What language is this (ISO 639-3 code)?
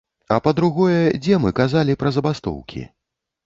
bel